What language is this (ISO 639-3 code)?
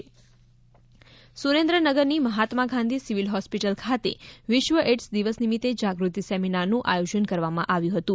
guj